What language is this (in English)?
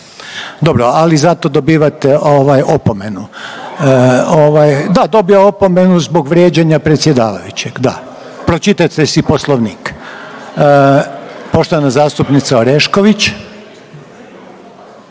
Croatian